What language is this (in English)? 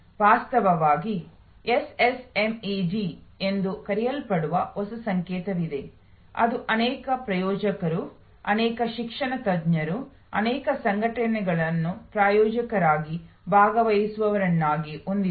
Kannada